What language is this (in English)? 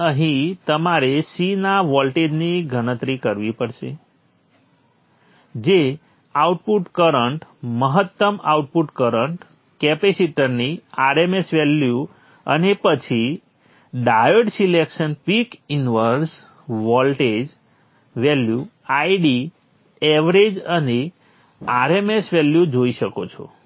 Gujarati